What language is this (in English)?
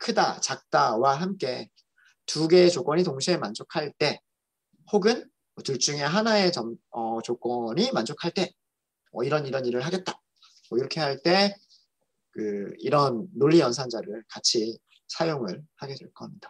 Korean